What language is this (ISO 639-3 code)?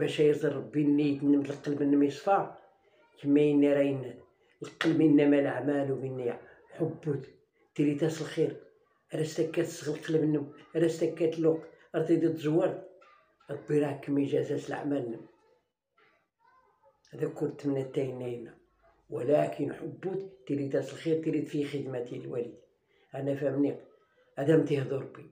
ara